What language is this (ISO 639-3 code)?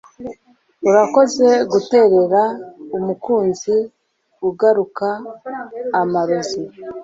kin